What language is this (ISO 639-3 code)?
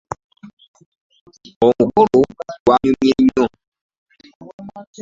lug